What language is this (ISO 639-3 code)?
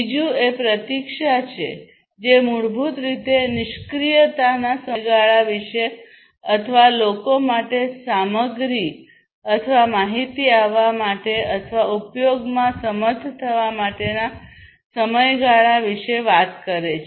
guj